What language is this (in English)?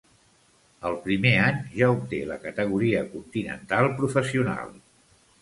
Catalan